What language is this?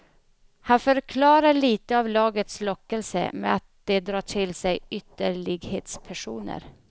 Swedish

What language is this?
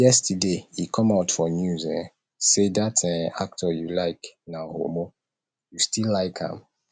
Nigerian Pidgin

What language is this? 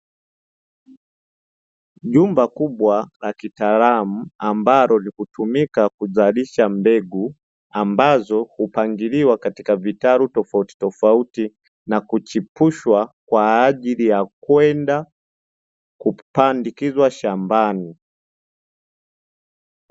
Swahili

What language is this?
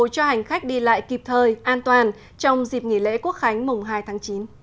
Vietnamese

